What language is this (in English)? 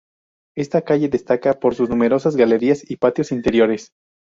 Spanish